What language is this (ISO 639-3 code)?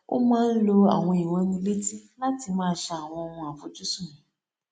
yor